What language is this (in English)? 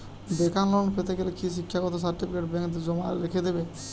Bangla